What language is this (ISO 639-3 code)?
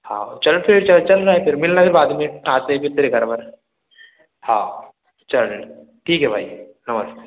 hin